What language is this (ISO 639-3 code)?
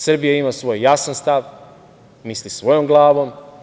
srp